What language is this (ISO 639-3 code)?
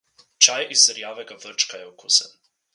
slv